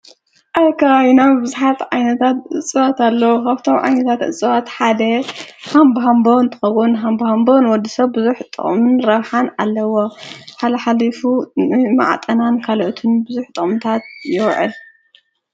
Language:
Tigrinya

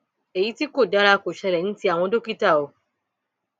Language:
Yoruba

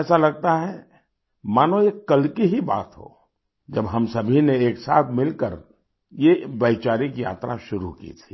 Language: Hindi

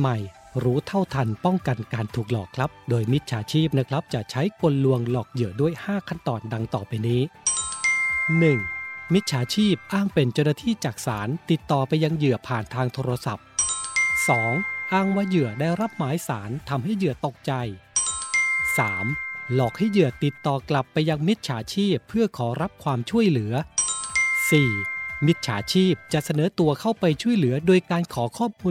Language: Thai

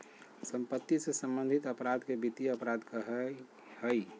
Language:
Magahi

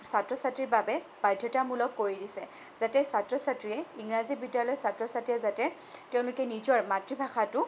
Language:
Assamese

